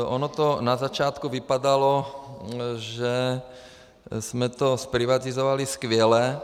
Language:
Czech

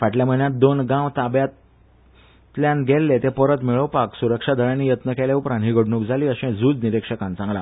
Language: Konkani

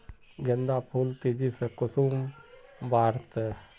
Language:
Magahi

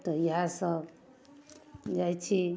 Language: Maithili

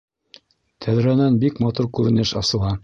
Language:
Bashkir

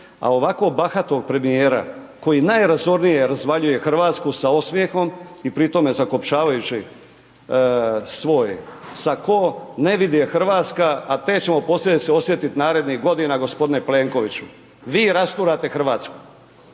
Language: Croatian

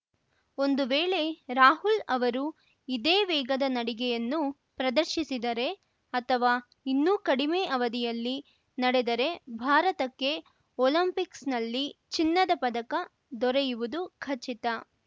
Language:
Kannada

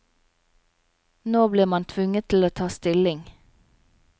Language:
Norwegian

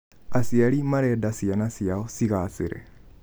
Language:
Kikuyu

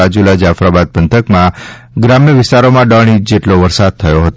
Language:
Gujarati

